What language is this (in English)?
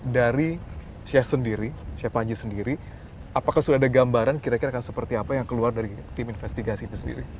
Indonesian